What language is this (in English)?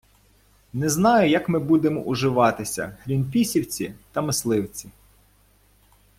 Ukrainian